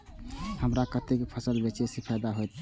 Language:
Maithili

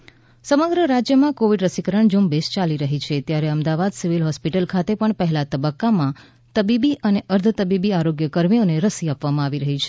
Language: Gujarati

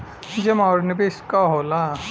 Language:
Bhojpuri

